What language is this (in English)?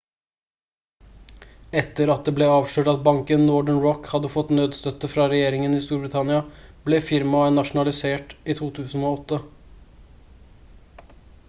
Norwegian Bokmål